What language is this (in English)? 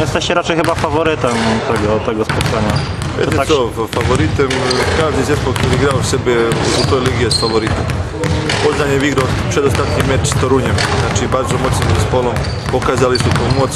Polish